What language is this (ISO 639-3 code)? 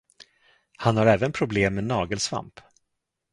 swe